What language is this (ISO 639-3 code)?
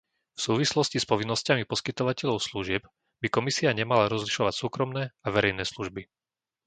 slk